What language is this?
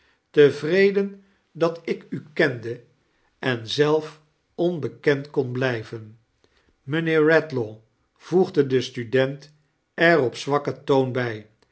Dutch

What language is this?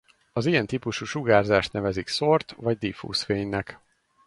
Hungarian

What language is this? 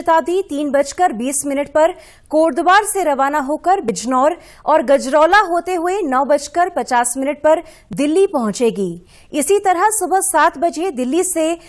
Hindi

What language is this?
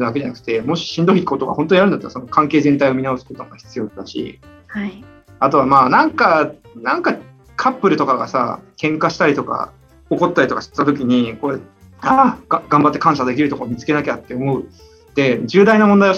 Japanese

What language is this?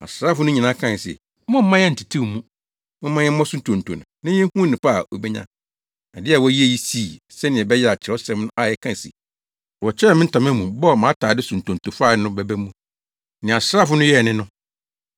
Akan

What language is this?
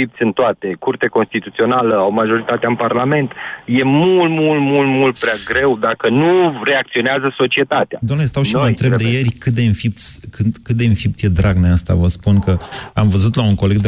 Romanian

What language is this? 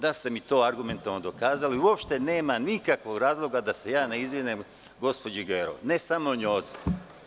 Serbian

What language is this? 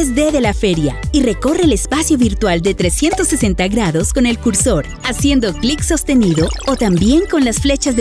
Spanish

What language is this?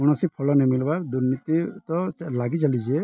Odia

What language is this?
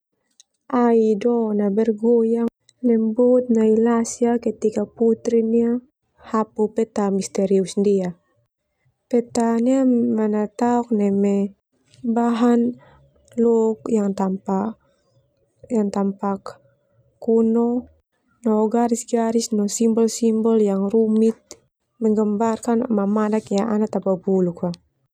Termanu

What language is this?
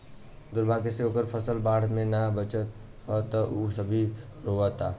Bhojpuri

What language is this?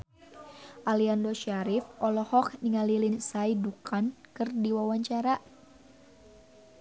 Sundanese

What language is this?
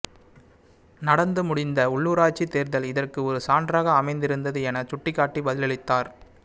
Tamil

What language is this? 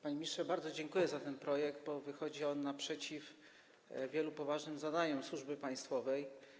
Polish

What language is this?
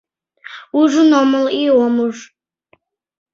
Mari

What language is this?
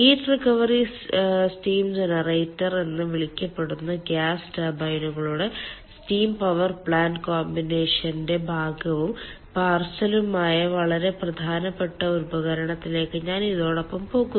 Malayalam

